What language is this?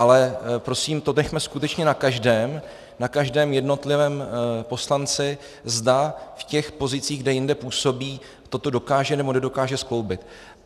Czech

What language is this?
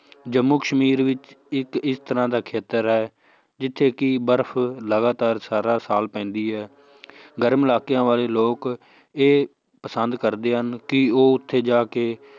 Punjabi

